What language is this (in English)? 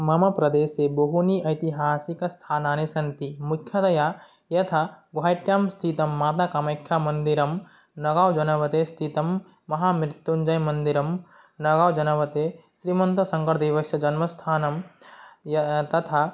Sanskrit